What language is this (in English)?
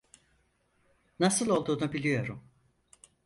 Turkish